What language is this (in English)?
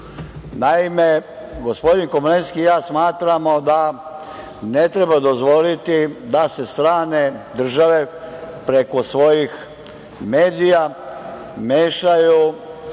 Serbian